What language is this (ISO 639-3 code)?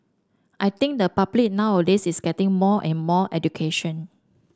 eng